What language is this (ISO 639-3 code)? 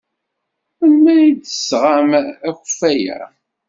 kab